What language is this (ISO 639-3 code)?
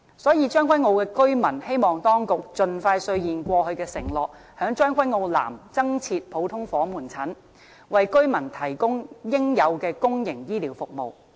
yue